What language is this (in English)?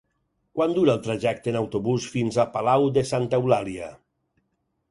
Catalan